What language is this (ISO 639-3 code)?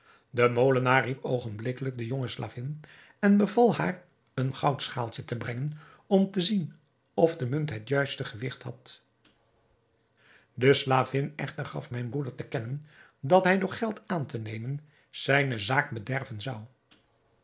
nld